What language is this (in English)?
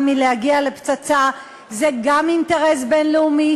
Hebrew